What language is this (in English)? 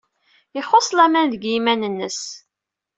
Kabyle